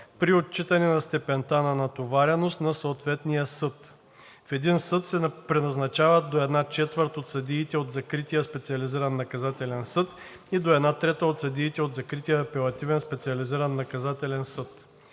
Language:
Bulgarian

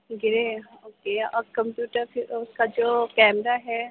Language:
Urdu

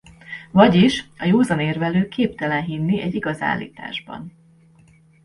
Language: Hungarian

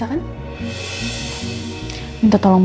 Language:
Indonesian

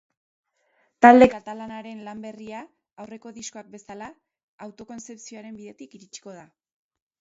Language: Basque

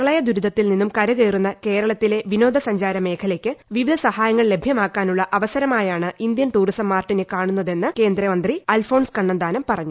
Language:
Malayalam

